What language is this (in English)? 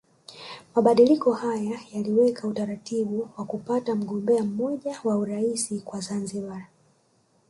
Swahili